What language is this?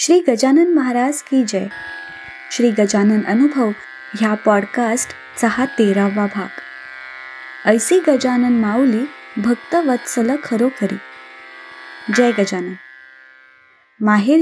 Marathi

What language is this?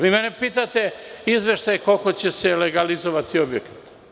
Serbian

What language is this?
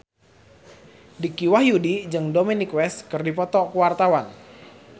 Sundanese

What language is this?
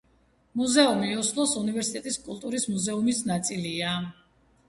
Georgian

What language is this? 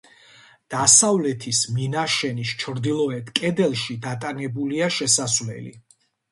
Georgian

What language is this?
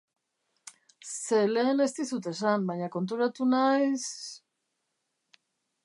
Basque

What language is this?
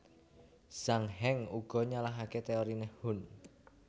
Javanese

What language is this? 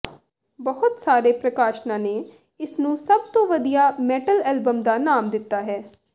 Punjabi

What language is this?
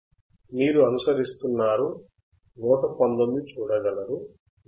Telugu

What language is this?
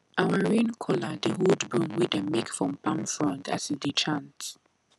Nigerian Pidgin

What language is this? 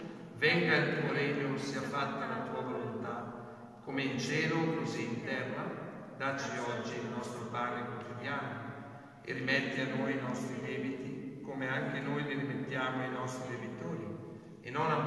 Italian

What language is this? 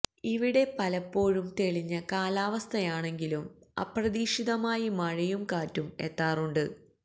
Malayalam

